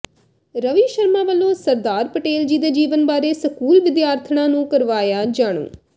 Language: Punjabi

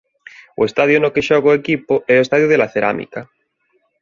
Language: Galician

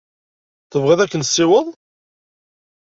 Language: Kabyle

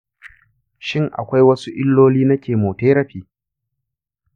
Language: Hausa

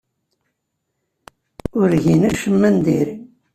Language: Kabyle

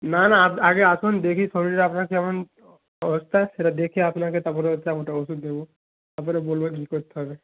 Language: Bangla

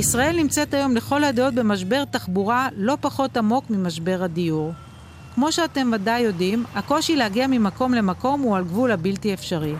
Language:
Hebrew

